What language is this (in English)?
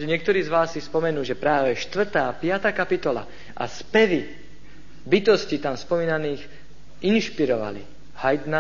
Slovak